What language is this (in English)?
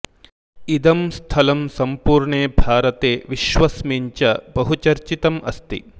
Sanskrit